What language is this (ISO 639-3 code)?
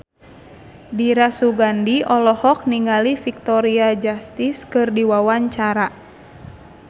sun